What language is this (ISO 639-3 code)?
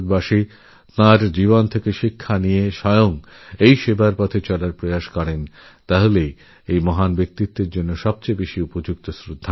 ben